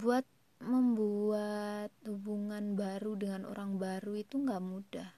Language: Indonesian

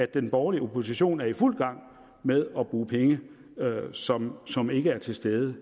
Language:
Danish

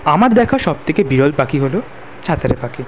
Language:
Bangla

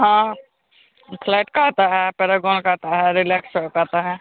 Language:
Hindi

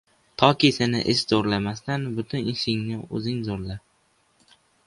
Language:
Uzbek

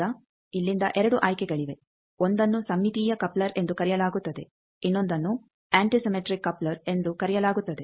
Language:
Kannada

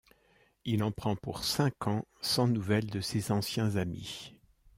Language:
French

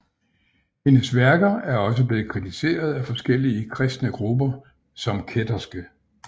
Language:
Danish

